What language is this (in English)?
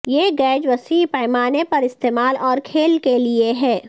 Urdu